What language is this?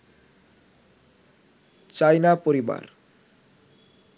Bangla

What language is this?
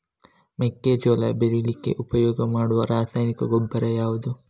Kannada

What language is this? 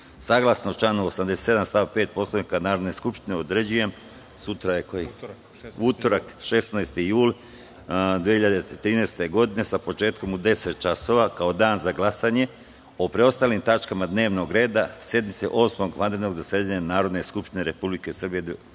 Serbian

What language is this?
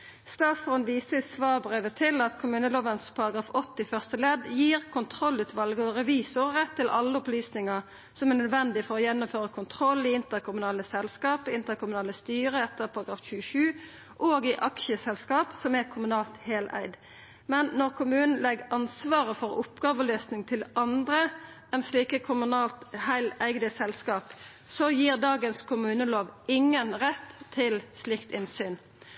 Norwegian Nynorsk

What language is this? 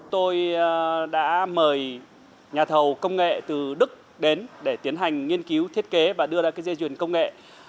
Vietnamese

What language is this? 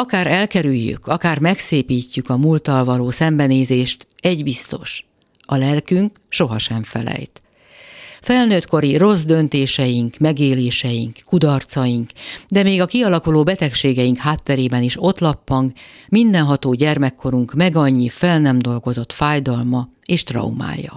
Hungarian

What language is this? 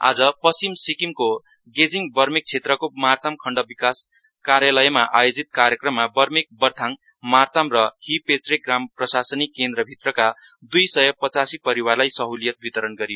Nepali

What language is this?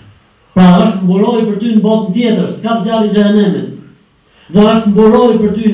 Turkish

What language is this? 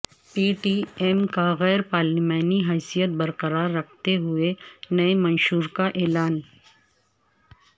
Urdu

